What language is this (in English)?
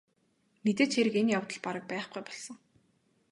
Mongolian